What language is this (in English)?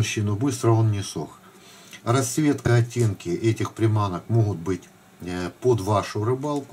Russian